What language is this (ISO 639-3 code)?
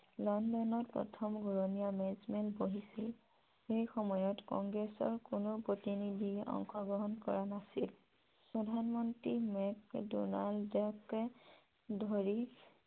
asm